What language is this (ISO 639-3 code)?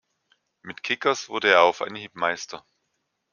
deu